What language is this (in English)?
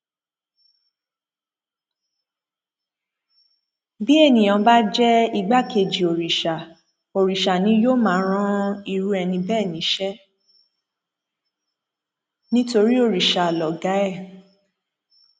Yoruba